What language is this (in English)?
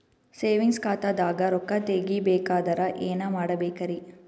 Kannada